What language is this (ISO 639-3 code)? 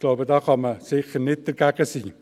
gsw